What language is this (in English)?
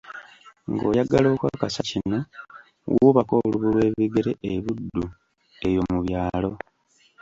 Ganda